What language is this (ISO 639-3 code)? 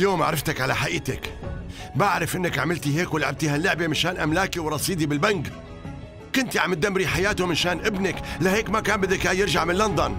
ara